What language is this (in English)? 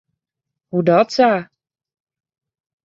Western Frisian